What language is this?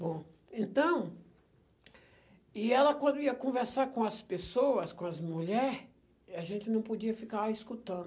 Portuguese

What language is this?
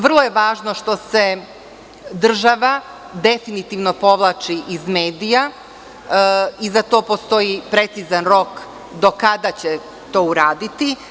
Serbian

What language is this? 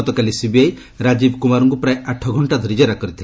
Odia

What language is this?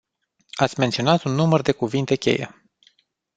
Romanian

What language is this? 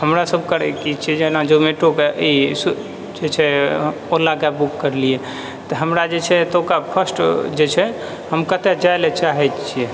Maithili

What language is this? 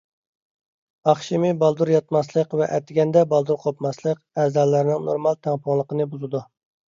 Uyghur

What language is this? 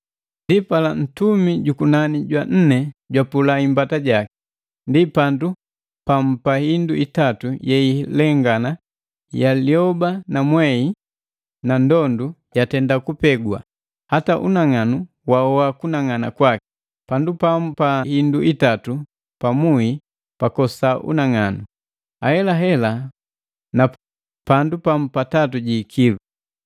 Matengo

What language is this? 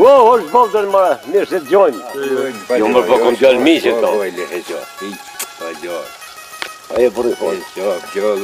Romanian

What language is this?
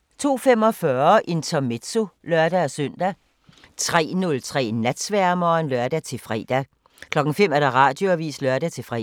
Danish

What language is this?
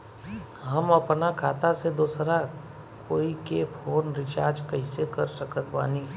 Bhojpuri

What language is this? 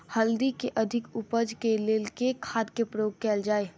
Maithili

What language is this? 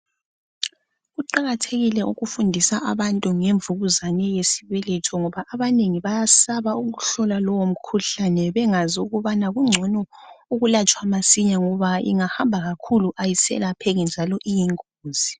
North Ndebele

